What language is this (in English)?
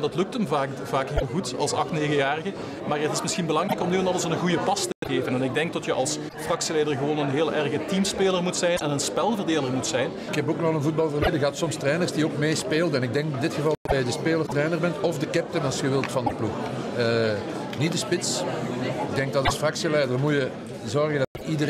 Dutch